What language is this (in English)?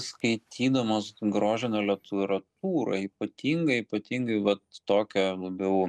Lithuanian